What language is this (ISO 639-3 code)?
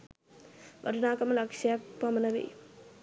sin